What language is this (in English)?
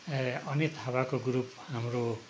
Nepali